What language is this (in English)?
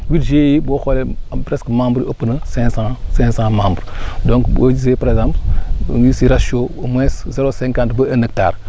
Wolof